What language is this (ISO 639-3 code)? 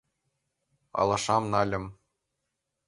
chm